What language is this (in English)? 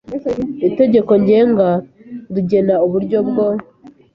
Kinyarwanda